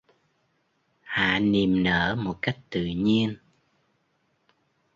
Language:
Vietnamese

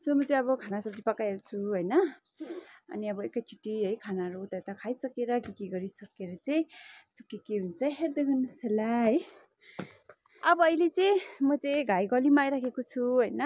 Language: Thai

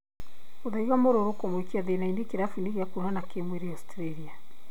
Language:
Kikuyu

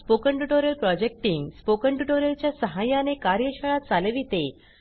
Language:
Marathi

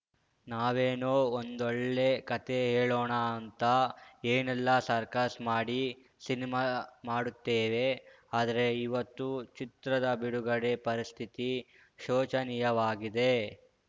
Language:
Kannada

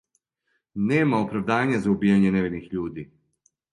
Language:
Serbian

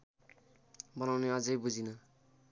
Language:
Nepali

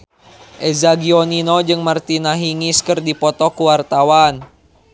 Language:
Sundanese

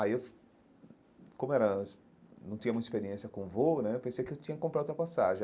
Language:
Portuguese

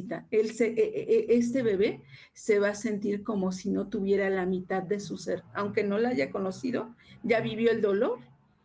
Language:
Spanish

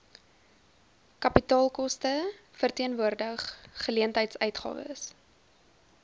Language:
Afrikaans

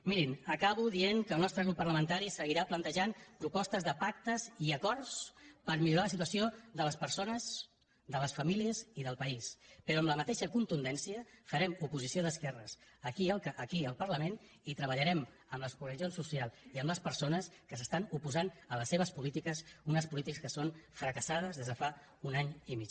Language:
Catalan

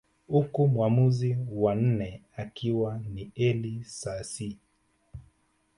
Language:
Swahili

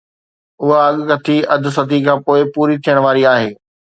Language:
Sindhi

